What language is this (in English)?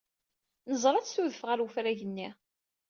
Kabyle